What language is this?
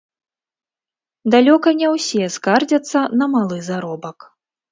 Belarusian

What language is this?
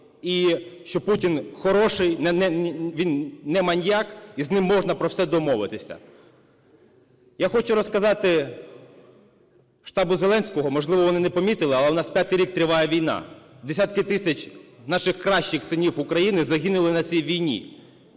Ukrainian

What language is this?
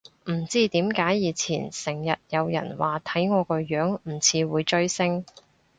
Cantonese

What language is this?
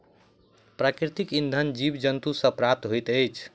Maithili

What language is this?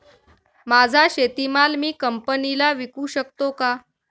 Marathi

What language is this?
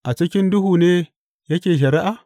Hausa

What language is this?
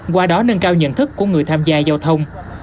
Vietnamese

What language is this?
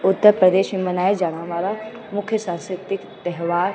Sindhi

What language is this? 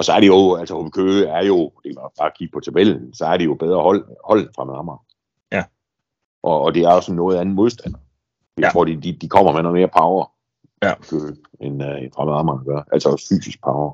Danish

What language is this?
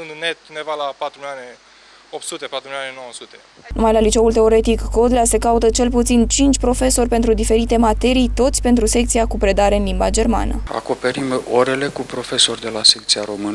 Romanian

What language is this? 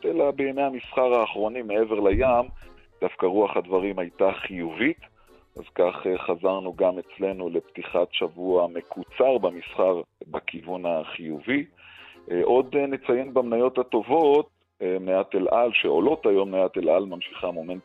Hebrew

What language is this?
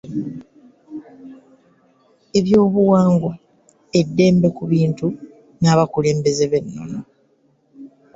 Ganda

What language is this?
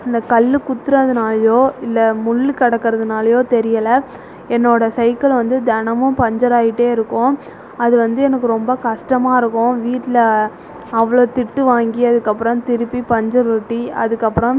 Tamil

